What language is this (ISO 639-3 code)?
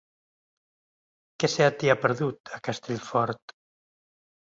cat